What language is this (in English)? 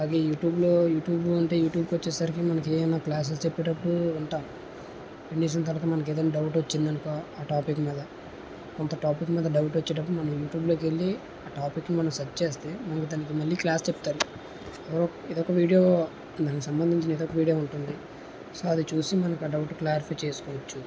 Telugu